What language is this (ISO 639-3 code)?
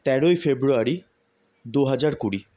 ben